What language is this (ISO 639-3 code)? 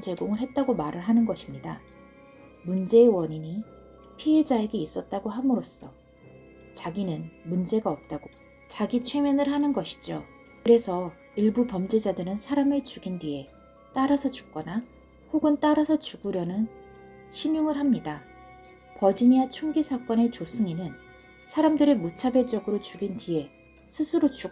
kor